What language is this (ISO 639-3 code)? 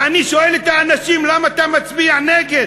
heb